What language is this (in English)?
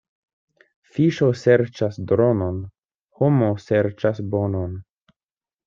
Esperanto